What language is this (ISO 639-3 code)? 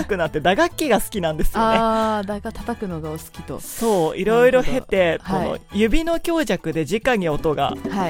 jpn